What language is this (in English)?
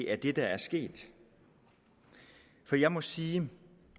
Danish